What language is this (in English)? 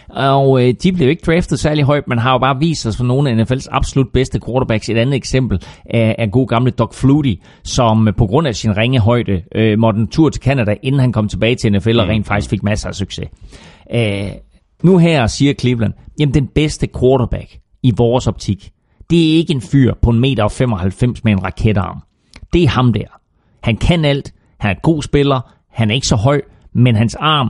Danish